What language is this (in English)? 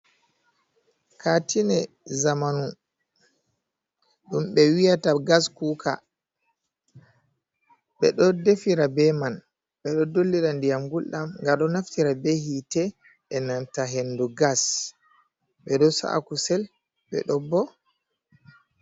Fula